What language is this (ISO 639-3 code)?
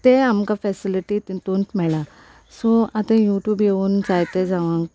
kok